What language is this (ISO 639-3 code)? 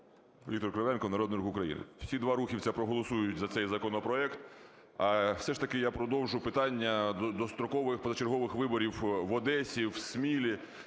ukr